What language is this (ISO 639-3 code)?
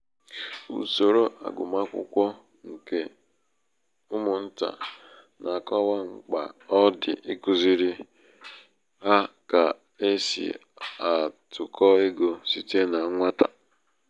ibo